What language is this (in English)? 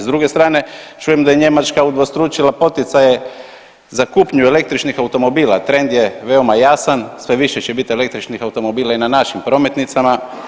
Croatian